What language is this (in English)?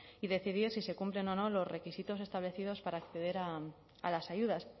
Spanish